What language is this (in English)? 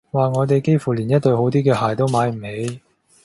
Cantonese